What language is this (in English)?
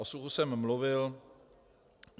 Czech